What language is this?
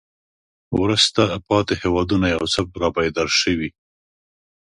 Pashto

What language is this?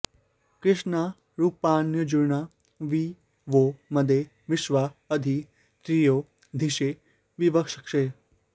Sanskrit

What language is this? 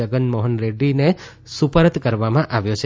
Gujarati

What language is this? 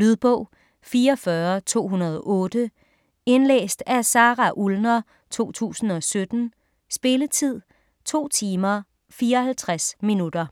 Danish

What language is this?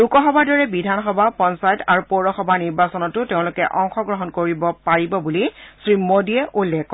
Assamese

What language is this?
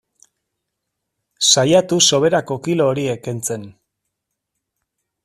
Basque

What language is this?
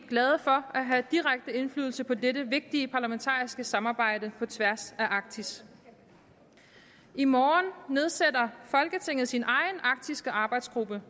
Danish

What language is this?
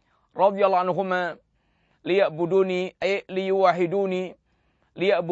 Malay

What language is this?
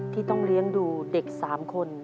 Thai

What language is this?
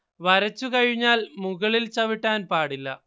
Malayalam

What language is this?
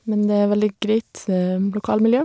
Norwegian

